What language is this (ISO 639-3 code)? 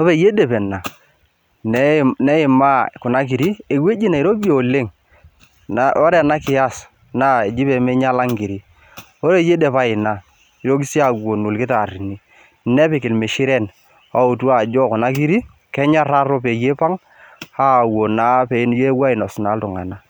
mas